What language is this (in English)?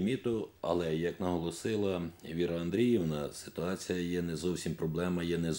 Ukrainian